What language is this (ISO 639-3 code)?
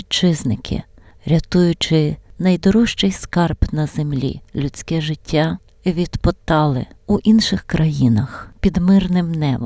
ukr